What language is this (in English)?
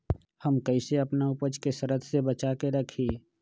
Magahi